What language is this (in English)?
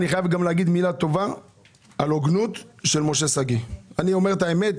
Hebrew